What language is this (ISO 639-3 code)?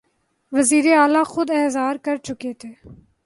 urd